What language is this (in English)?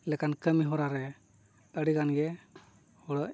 Santali